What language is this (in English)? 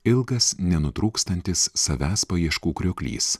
Lithuanian